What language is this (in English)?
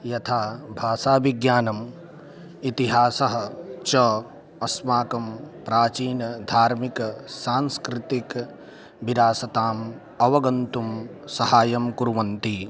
Sanskrit